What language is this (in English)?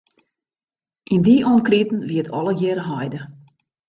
Western Frisian